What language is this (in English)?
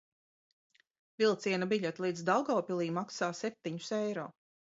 Latvian